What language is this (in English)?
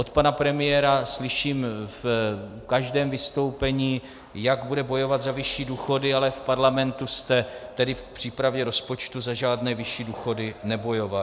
Czech